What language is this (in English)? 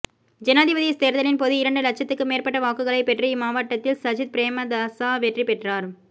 Tamil